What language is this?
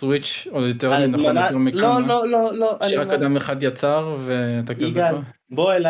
Hebrew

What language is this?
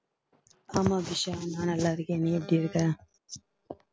Tamil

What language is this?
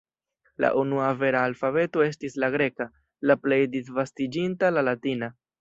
Esperanto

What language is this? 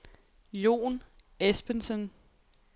Danish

